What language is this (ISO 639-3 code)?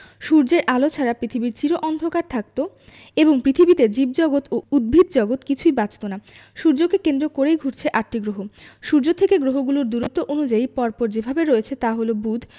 ben